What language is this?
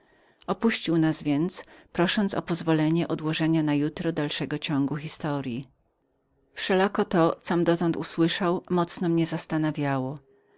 Polish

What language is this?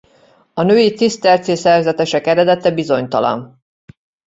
Hungarian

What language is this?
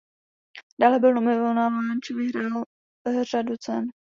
Czech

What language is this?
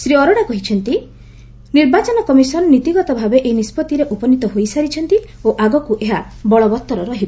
Odia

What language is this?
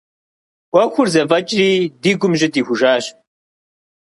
Kabardian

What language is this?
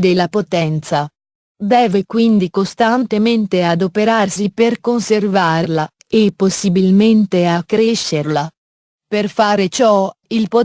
Italian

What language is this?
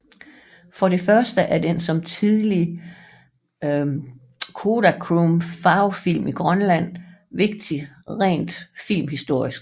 Danish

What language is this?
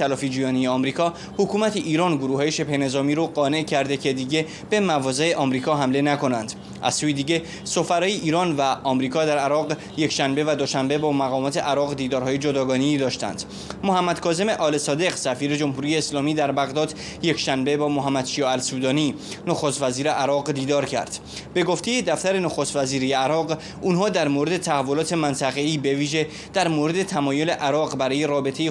Persian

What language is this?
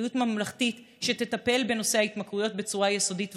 Hebrew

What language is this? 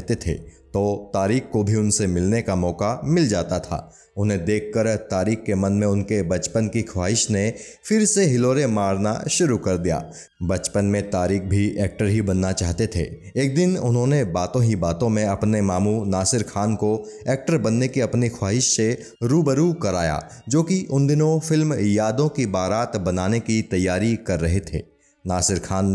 Hindi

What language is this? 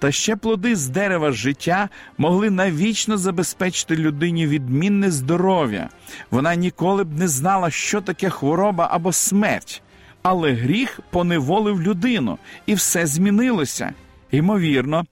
Ukrainian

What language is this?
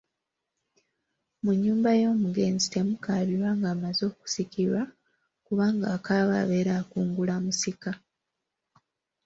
Ganda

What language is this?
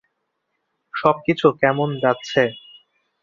Bangla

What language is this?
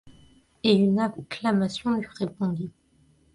French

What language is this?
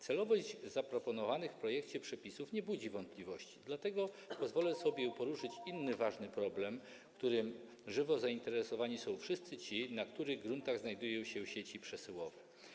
Polish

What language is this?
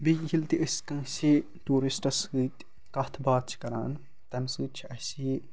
Kashmiri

